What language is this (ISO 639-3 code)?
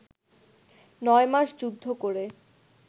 ben